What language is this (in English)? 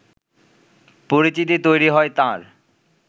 Bangla